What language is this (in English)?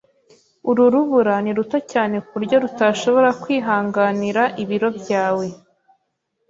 Kinyarwanda